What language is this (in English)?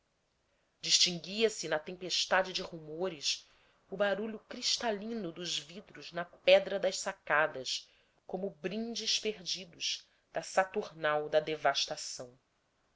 Portuguese